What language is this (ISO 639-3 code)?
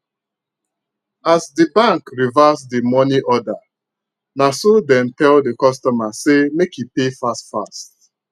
pcm